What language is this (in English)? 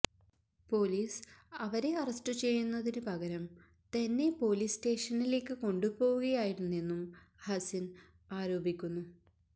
Malayalam